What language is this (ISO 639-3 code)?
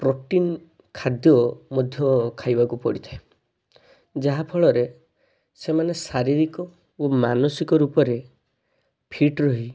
ori